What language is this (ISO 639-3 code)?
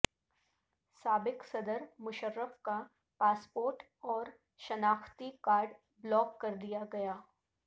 urd